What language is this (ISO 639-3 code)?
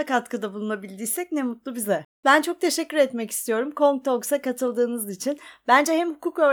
tur